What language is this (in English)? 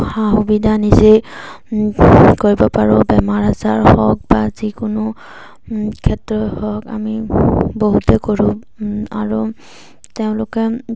Assamese